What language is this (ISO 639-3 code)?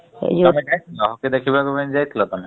ori